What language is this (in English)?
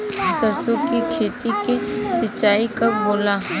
Bhojpuri